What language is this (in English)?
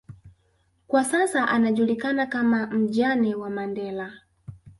Swahili